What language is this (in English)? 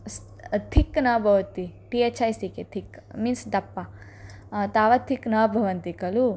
Sanskrit